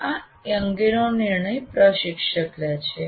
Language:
Gujarati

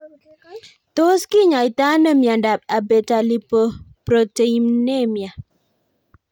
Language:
Kalenjin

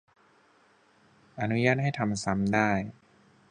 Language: Thai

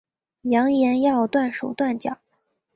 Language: Chinese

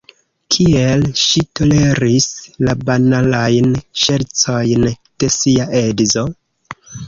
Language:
Esperanto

